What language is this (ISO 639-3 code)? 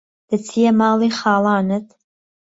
ckb